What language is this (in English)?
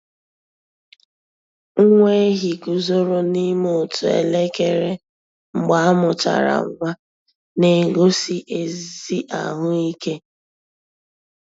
Igbo